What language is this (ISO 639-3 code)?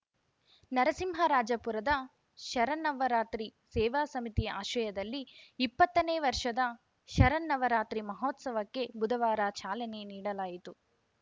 kan